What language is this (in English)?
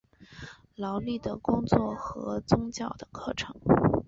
Chinese